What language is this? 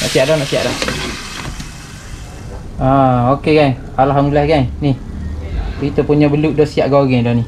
Malay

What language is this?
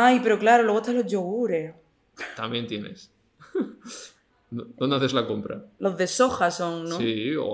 Spanish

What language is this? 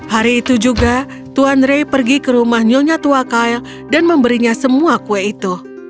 Indonesian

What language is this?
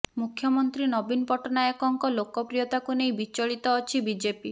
Odia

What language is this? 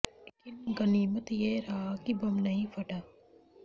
Hindi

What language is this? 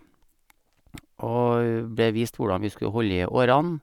Norwegian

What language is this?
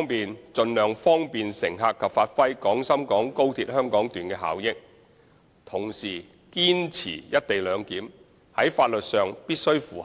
Cantonese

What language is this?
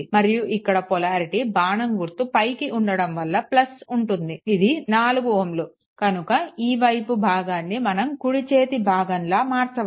Telugu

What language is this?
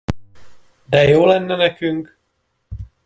Hungarian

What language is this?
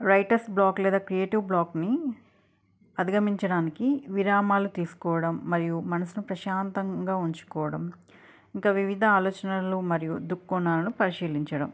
Telugu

